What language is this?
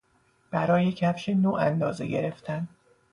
Persian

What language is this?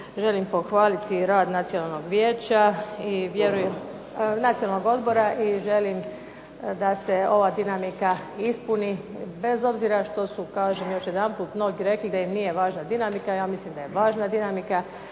Croatian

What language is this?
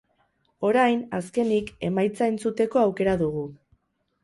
Basque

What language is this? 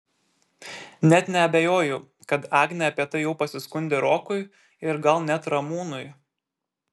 Lithuanian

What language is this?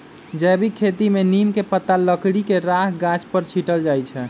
Magahi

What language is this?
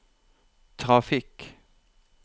Norwegian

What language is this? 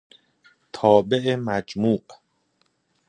Persian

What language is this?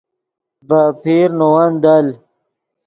Yidgha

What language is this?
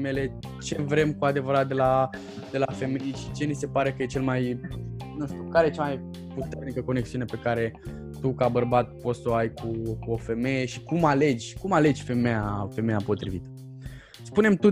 Romanian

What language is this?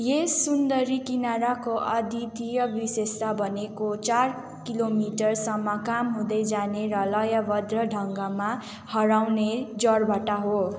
Nepali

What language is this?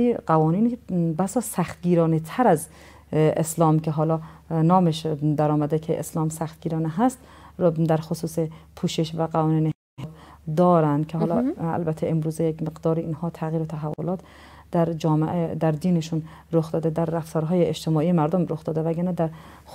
Persian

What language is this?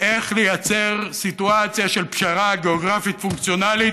Hebrew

